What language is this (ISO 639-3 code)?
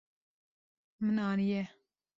kur